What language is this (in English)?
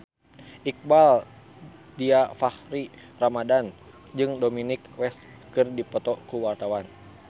Sundanese